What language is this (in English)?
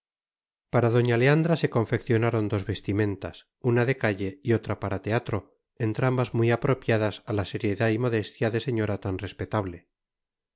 Spanish